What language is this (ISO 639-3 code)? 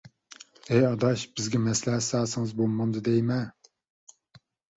uig